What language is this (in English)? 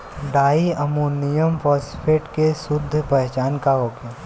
Bhojpuri